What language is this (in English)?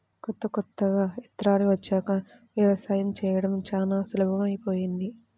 Telugu